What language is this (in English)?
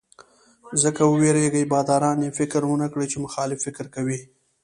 Pashto